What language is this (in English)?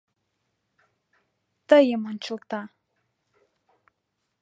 Mari